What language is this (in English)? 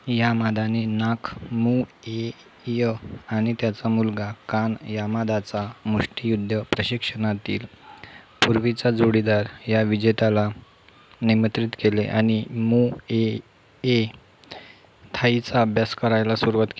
Marathi